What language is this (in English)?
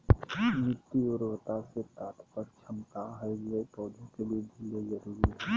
Magahi